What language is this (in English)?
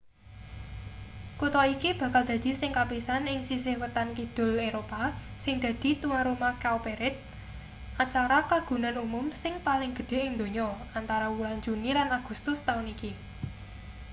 Javanese